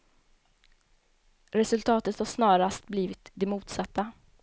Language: Swedish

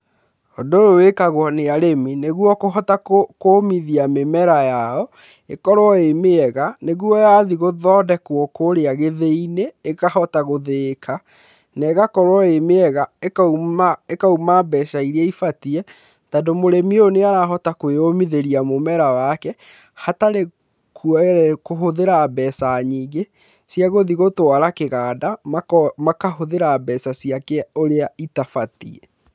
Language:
Kikuyu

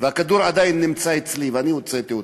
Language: Hebrew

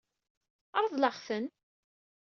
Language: Kabyle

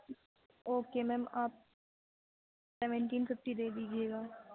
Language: Urdu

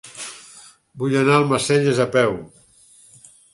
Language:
Catalan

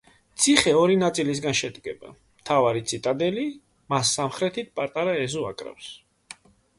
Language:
Georgian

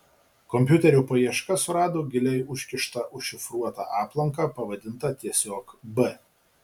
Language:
Lithuanian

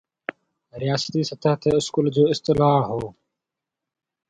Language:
Sindhi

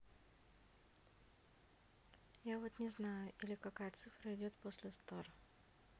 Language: Russian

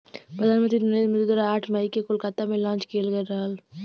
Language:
Bhojpuri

